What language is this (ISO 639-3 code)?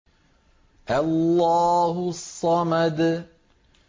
ara